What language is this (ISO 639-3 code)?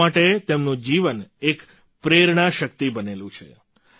guj